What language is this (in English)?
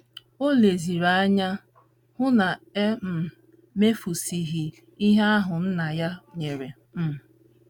Igbo